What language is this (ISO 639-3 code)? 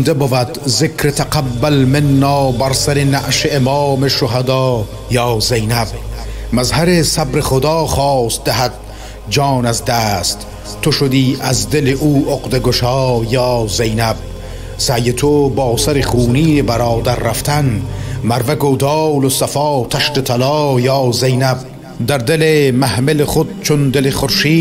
fas